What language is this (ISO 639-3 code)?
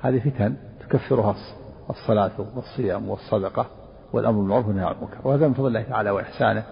ara